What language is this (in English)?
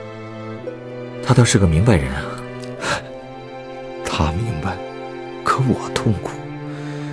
Chinese